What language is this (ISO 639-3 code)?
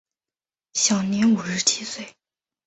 zho